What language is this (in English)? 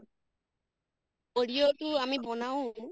Assamese